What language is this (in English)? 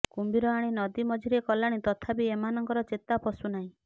Odia